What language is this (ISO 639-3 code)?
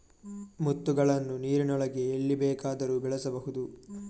kan